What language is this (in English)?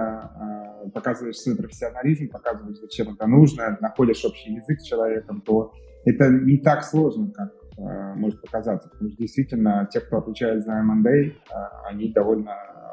Russian